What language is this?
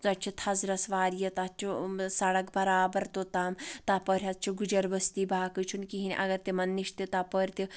Kashmiri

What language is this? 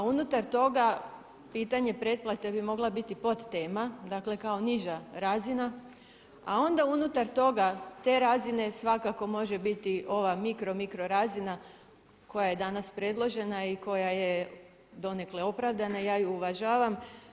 Croatian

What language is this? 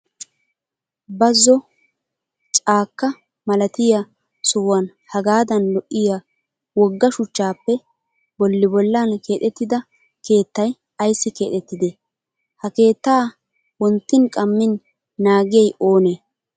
Wolaytta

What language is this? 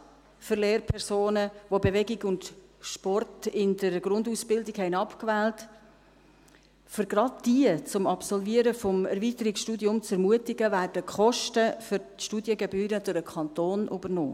Swiss German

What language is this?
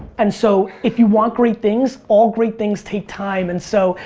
English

